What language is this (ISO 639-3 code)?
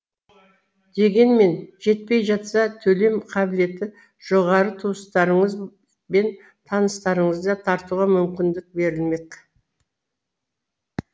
kaz